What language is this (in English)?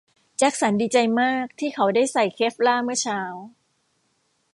Thai